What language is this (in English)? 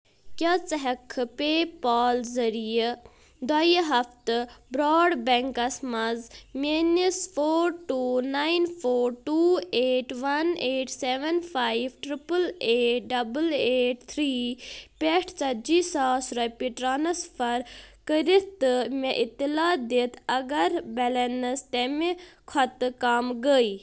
Kashmiri